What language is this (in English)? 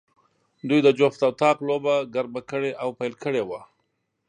Pashto